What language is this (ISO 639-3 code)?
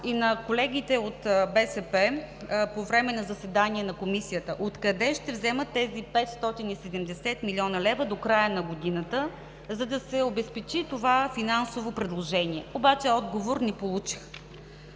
bul